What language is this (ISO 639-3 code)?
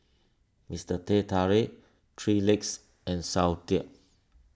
eng